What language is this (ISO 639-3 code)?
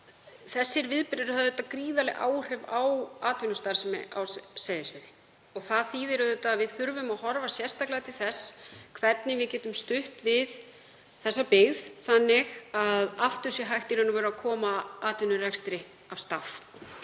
isl